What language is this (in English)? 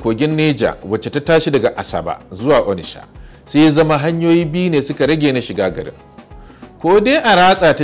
Arabic